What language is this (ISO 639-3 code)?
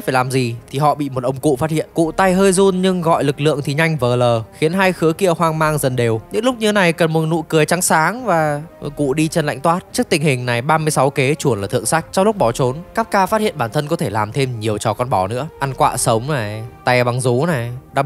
vie